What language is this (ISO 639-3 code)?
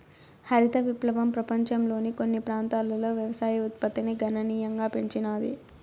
tel